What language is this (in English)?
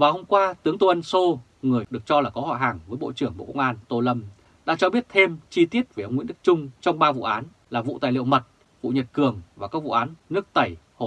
Vietnamese